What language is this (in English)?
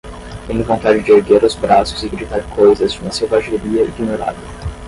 Portuguese